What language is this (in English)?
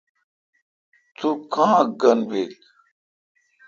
Kalkoti